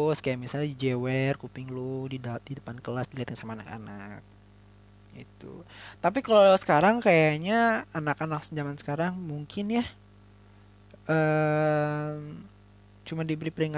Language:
Indonesian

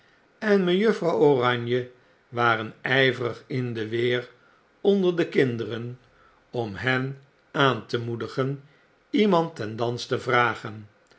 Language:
Dutch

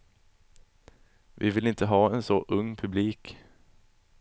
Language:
Swedish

